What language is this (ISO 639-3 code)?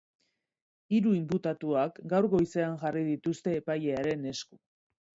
eus